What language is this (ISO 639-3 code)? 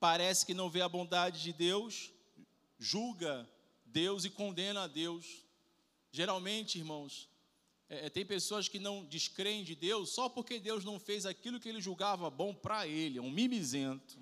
por